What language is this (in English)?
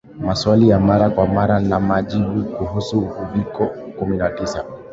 Swahili